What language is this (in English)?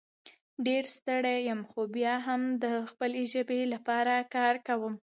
Pashto